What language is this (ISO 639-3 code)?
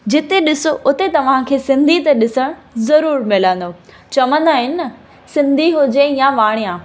snd